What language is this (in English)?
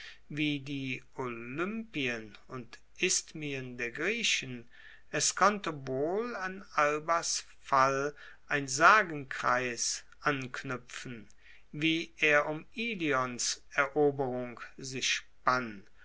German